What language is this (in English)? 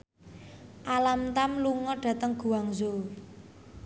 Javanese